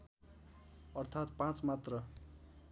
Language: Nepali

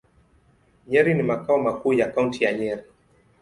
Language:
Swahili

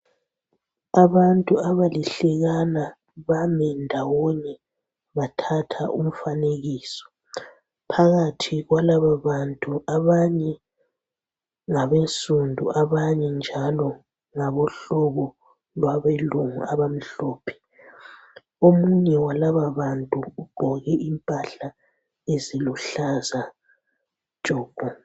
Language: North Ndebele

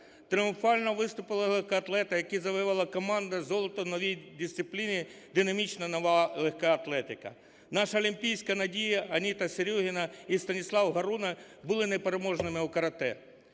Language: Ukrainian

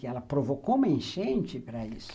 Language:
Portuguese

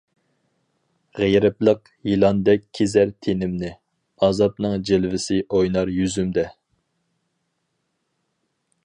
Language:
Uyghur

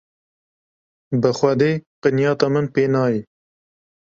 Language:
Kurdish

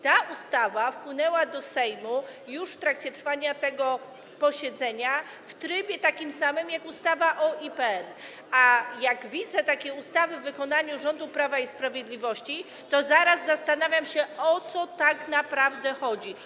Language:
Polish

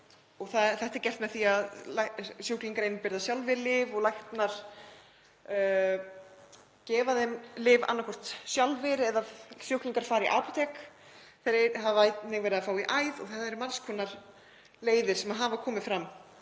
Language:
Icelandic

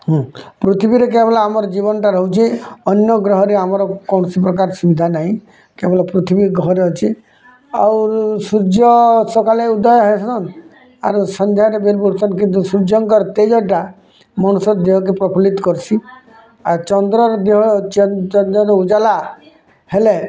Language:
Odia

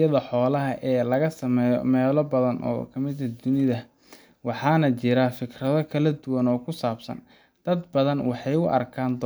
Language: Somali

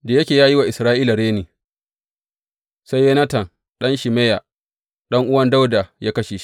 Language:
Hausa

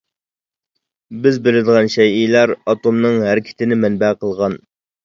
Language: Uyghur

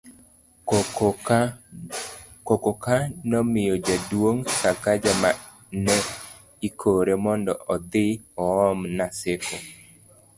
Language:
Luo (Kenya and Tanzania)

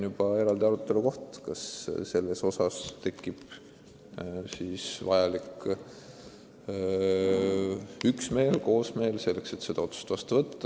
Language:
Estonian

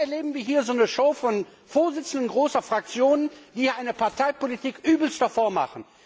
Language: German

